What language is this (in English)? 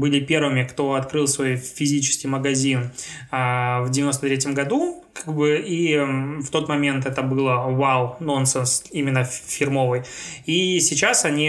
Russian